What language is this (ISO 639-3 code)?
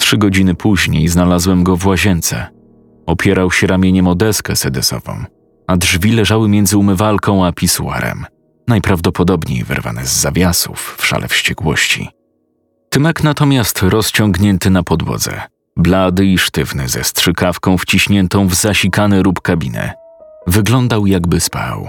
pol